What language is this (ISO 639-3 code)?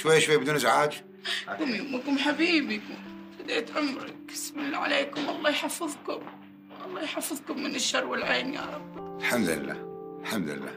ara